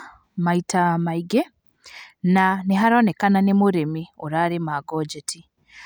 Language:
Kikuyu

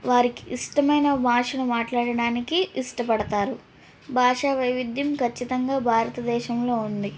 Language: Telugu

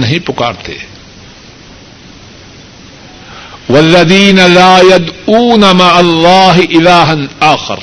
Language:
Urdu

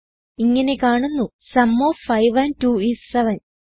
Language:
Malayalam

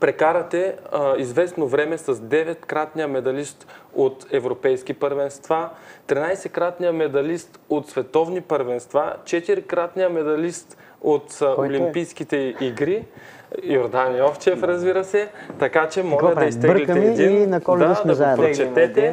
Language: Bulgarian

